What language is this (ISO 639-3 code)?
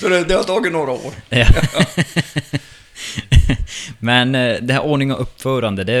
swe